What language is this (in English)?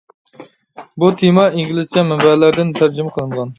Uyghur